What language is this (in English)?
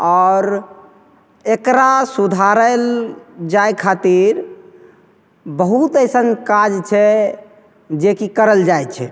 Maithili